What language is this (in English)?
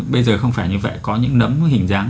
Vietnamese